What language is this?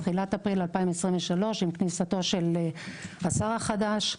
Hebrew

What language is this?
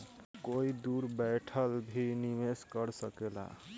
Bhojpuri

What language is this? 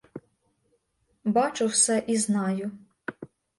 Ukrainian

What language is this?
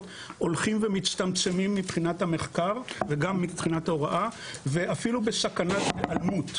Hebrew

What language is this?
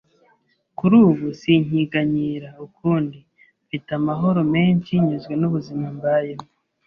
Kinyarwanda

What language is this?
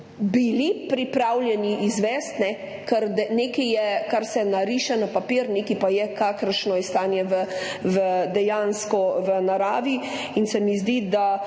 Slovenian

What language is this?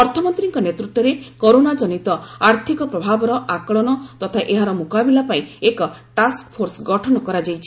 Odia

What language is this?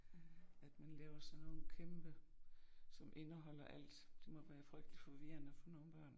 Danish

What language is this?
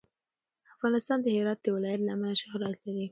Pashto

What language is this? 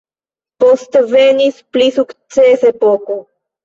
Esperanto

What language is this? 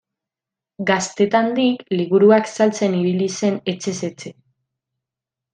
Basque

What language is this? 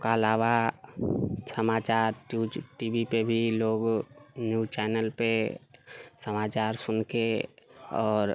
Maithili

